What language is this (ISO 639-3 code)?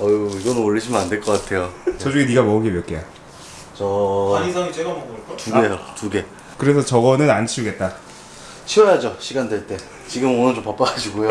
kor